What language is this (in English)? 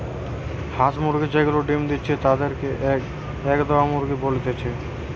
Bangla